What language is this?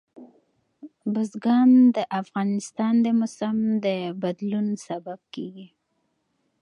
Pashto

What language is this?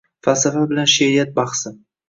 Uzbek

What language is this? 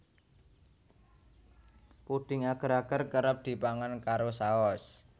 Javanese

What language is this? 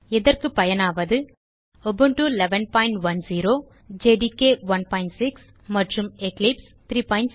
Tamil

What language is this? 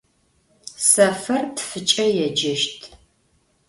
Adyghe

